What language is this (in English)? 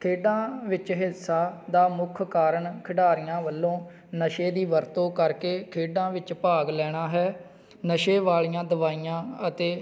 Punjabi